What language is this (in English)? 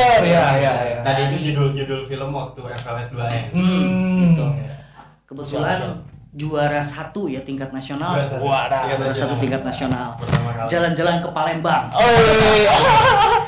Indonesian